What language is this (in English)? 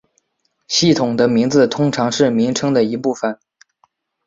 Chinese